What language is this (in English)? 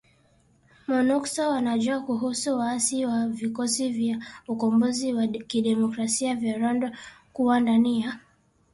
Swahili